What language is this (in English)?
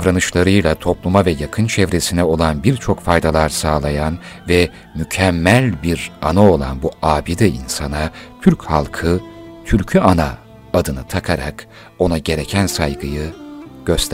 Turkish